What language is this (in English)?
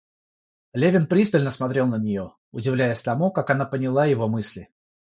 Russian